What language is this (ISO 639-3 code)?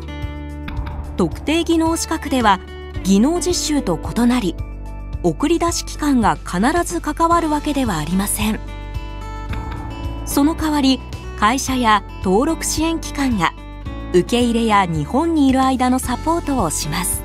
jpn